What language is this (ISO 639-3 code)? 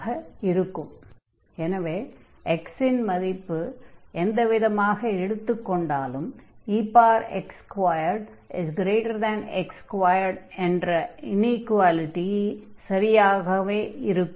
tam